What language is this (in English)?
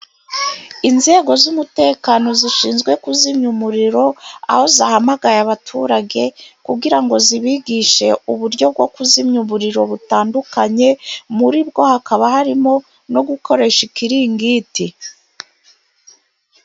Kinyarwanda